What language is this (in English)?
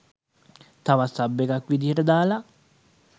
Sinhala